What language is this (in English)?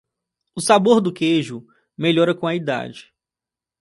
Portuguese